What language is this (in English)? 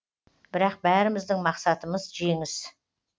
Kazakh